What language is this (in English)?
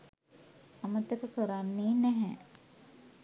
Sinhala